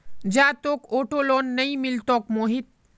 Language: Magahi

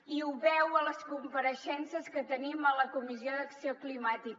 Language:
Catalan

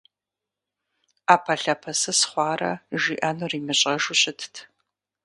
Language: Kabardian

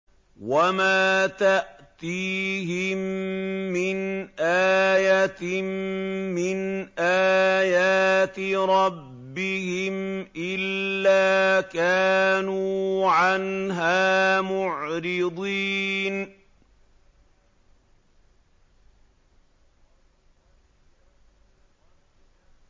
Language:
Arabic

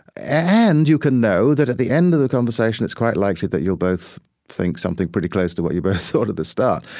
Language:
English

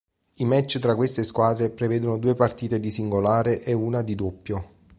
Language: Italian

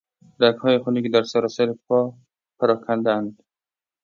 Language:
Persian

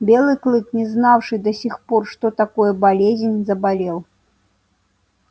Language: Russian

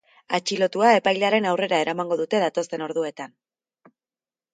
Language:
Basque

